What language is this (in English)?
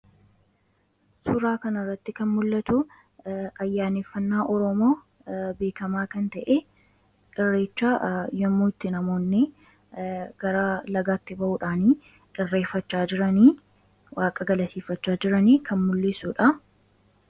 Oromo